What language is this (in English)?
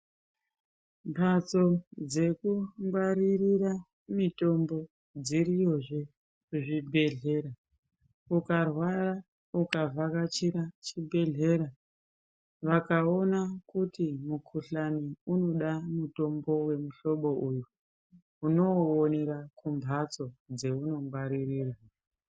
Ndau